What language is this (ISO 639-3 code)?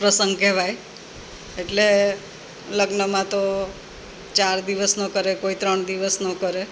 guj